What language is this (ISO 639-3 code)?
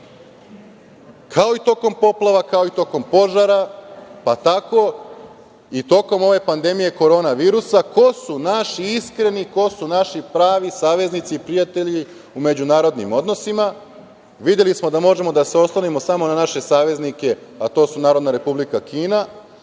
srp